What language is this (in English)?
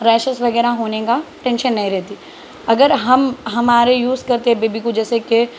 Urdu